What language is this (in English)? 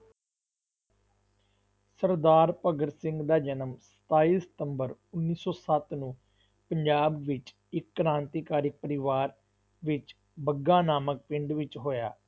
Punjabi